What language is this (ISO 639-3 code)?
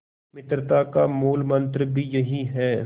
hin